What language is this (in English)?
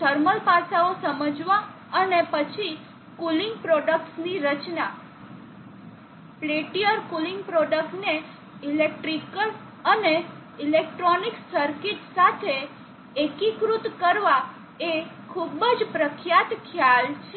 Gujarati